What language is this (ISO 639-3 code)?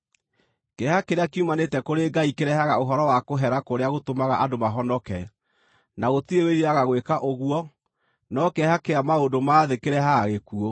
kik